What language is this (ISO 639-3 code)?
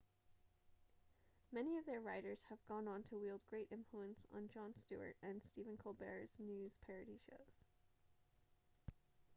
eng